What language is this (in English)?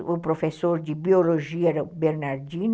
Portuguese